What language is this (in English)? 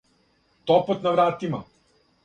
Serbian